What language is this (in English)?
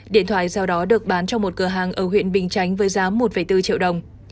Vietnamese